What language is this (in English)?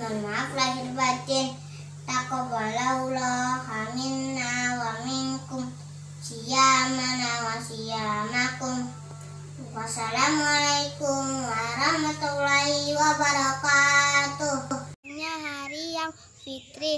Indonesian